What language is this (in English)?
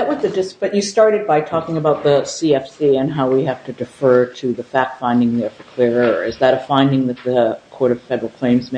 English